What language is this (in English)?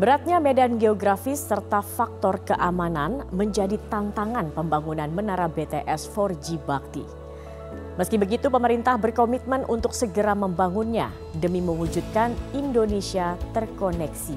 Indonesian